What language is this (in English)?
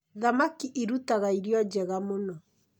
Kikuyu